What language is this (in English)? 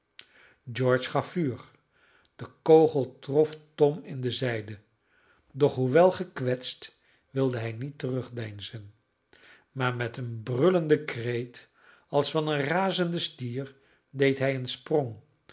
Dutch